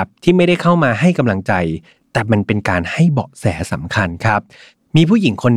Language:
Thai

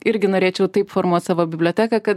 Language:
Lithuanian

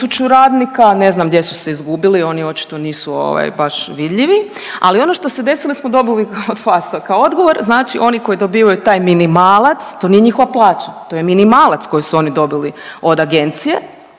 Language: Croatian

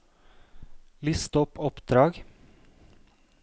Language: Norwegian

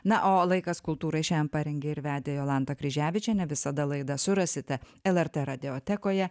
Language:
Lithuanian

